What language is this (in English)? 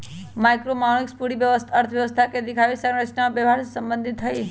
Magahi